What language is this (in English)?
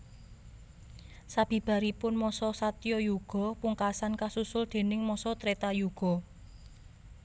Javanese